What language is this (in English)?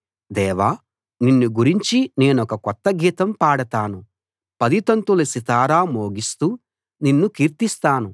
Telugu